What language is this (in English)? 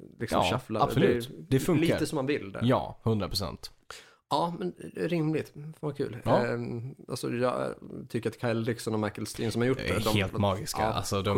Swedish